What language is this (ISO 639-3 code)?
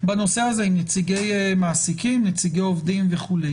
heb